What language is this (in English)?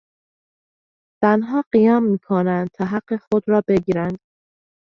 Persian